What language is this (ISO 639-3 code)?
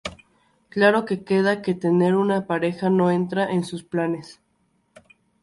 spa